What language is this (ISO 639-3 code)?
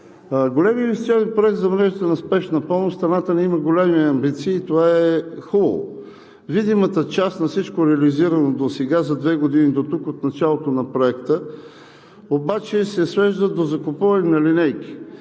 bul